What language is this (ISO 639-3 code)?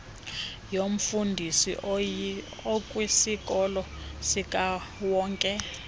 xho